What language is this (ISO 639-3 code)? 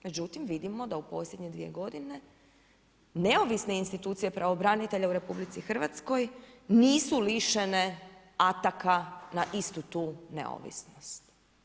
hrv